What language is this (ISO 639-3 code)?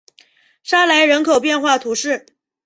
zho